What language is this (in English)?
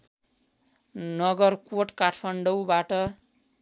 Nepali